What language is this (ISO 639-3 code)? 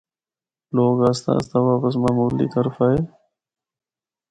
hno